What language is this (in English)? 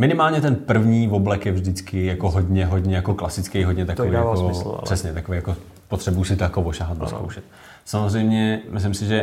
Czech